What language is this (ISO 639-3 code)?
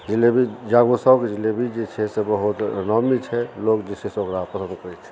mai